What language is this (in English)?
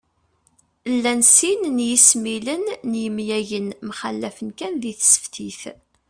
Kabyle